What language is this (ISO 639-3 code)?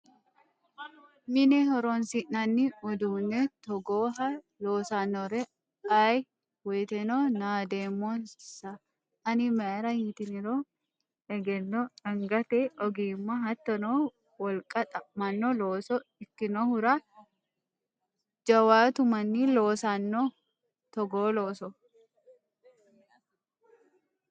sid